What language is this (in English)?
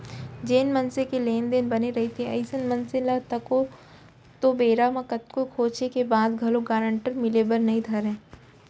Chhattisgarhi